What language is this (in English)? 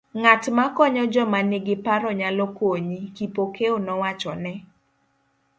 Luo (Kenya and Tanzania)